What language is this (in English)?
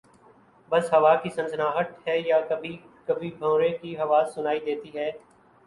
Urdu